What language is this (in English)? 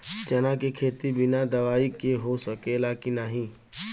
Bhojpuri